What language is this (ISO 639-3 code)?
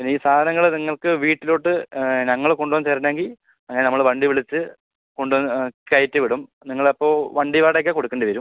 mal